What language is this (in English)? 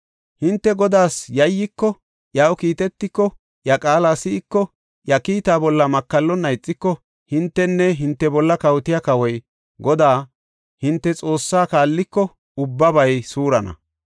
Gofa